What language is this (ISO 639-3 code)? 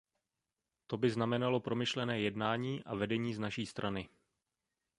ces